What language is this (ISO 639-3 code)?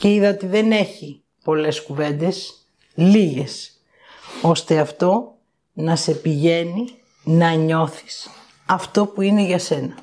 ell